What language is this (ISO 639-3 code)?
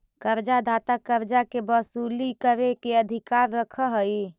mag